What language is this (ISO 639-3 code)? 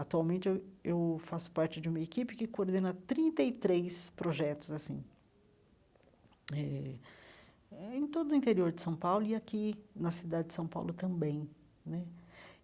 por